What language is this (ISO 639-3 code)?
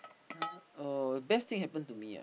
eng